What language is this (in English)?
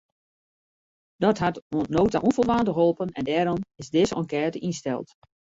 Western Frisian